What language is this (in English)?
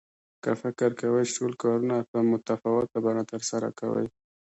Pashto